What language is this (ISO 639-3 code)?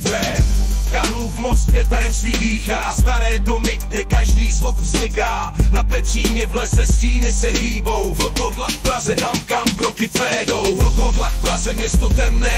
pol